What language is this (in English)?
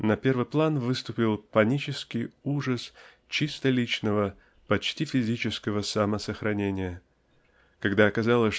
Russian